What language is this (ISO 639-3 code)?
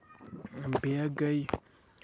kas